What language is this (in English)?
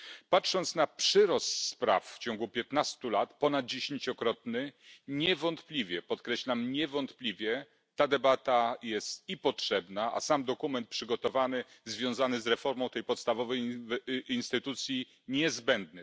Polish